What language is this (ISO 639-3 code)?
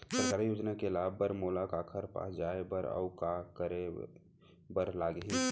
hne